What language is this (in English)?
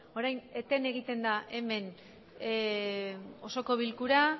Basque